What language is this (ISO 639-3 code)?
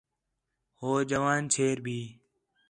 xhe